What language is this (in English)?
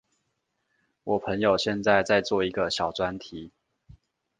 Chinese